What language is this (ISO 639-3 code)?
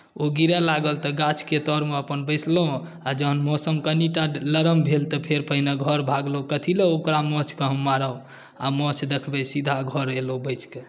mai